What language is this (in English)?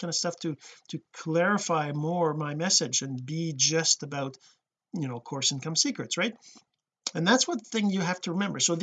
English